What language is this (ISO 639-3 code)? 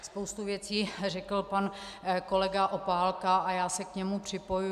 ces